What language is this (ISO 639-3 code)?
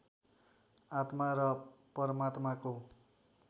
nep